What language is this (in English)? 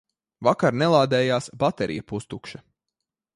Latvian